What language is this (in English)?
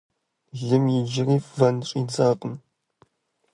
Kabardian